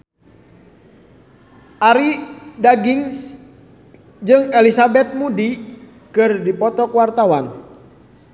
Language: Sundanese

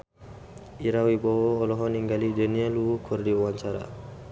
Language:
Sundanese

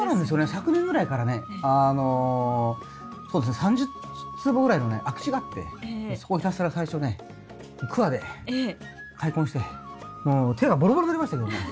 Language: Japanese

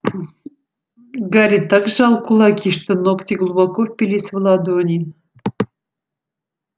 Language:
Russian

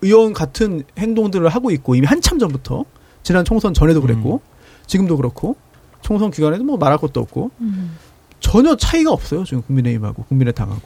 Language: Korean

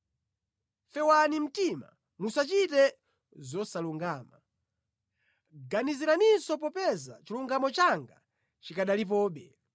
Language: Nyanja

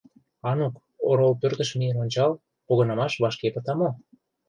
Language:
Mari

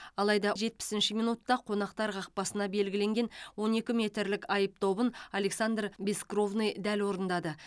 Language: Kazakh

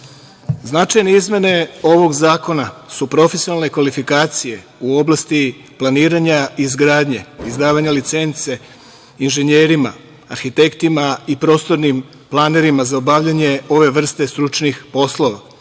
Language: Serbian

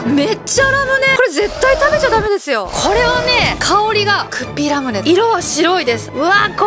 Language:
Japanese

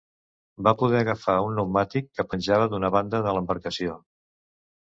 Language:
Catalan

